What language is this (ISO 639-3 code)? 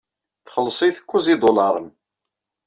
kab